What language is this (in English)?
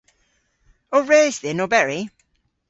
Cornish